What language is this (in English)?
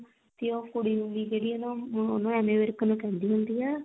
Punjabi